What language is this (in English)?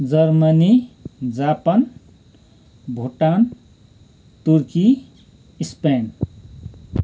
Nepali